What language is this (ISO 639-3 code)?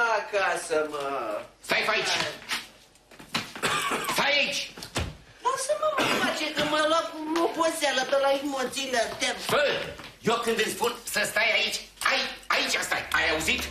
ron